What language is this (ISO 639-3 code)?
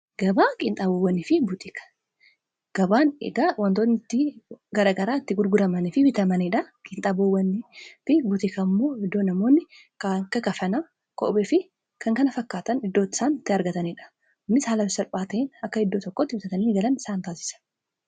orm